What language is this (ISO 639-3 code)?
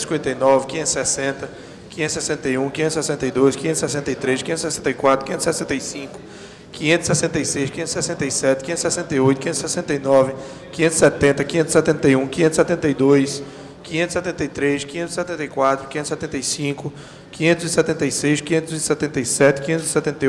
por